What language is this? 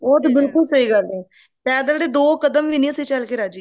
Punjabi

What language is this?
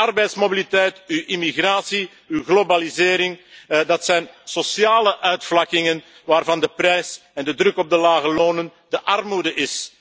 Dutch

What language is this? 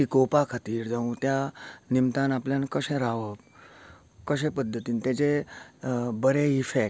Konkani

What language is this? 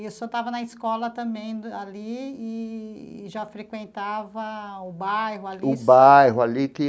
Portuguese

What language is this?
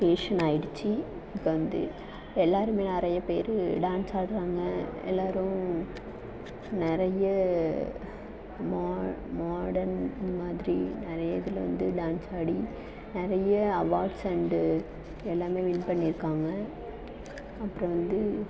Tamil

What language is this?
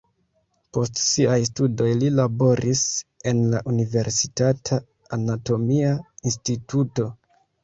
Esperanto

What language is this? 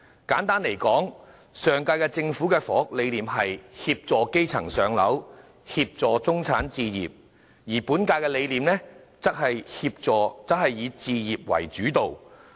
Cantonese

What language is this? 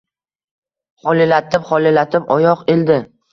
Uzbek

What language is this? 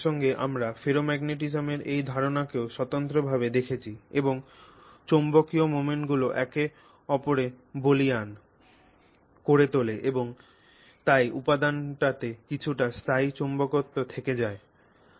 Bangla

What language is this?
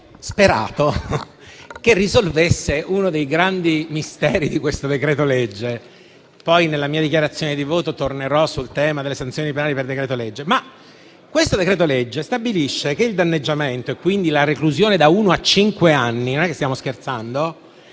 Italian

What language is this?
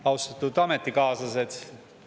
Estonian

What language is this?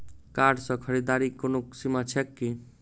Maithili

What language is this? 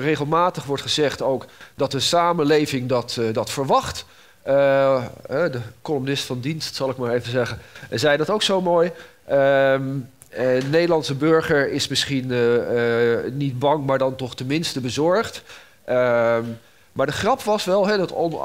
Dutch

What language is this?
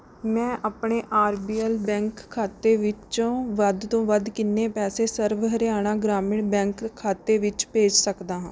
Punjabi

